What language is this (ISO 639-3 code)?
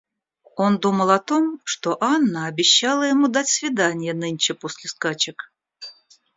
rus